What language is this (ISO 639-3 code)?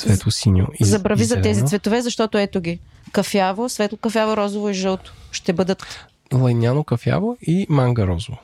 bul